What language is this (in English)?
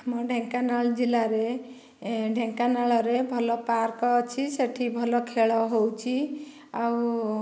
Odia